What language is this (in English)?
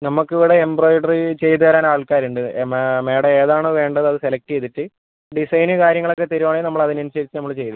Malayalam